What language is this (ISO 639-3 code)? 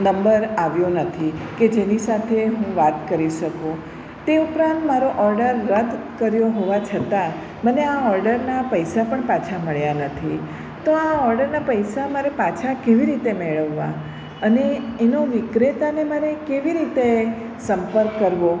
guj